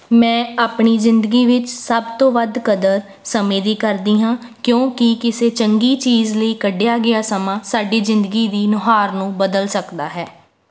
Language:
Punjabi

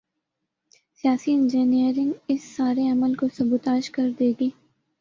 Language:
Urdu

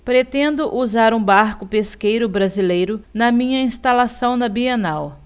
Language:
Portuguese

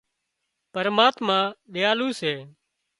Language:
Wadiyara Koli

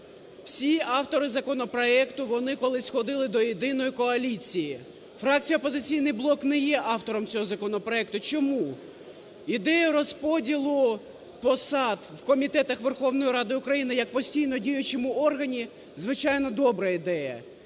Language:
Ukrainian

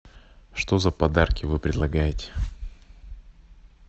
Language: Russian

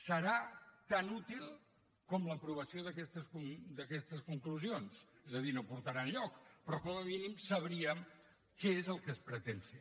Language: Catalan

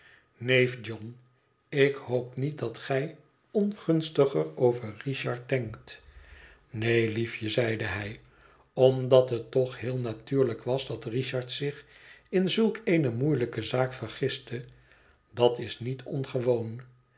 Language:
Dutch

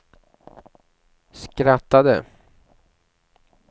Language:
Swedish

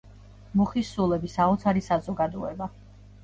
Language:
Georgian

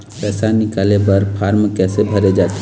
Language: Chhattisgarhi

